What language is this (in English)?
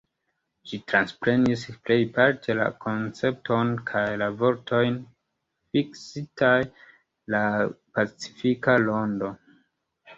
Esperanto